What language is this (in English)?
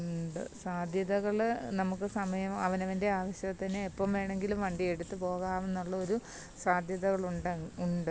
Malayalam